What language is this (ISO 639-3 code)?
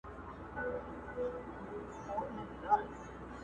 pus